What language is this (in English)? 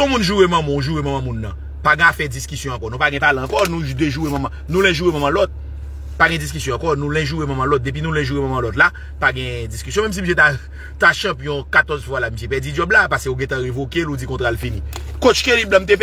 French